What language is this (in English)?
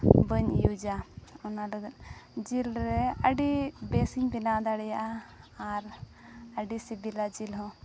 Santali